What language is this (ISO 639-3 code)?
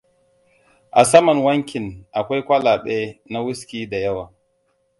hau